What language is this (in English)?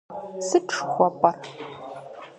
Kabardian